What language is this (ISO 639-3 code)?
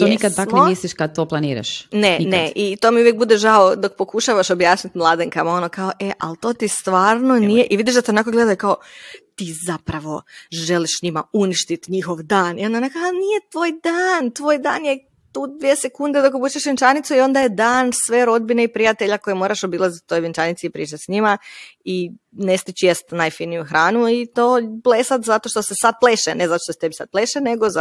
hrv